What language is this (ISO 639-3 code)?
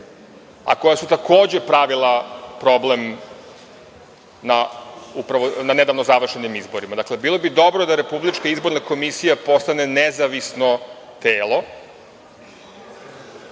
srp